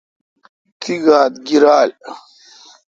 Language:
Kalkoti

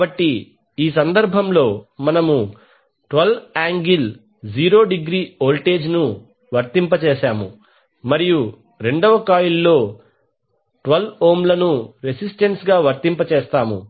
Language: Telugu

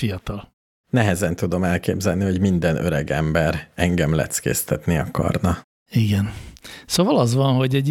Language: Hungarian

